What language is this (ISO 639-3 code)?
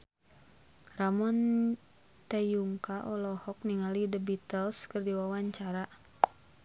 sun